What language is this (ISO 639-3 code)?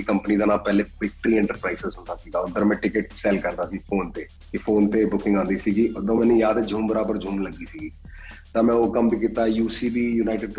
pan